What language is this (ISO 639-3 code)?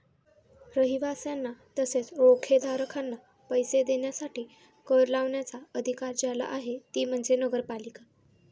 mar